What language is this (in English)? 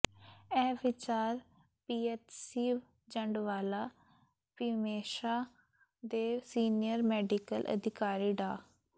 Punjabi